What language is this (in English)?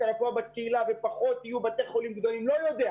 Hebrew